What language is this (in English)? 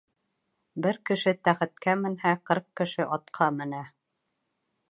Bashkir